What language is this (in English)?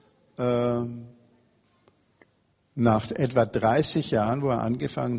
German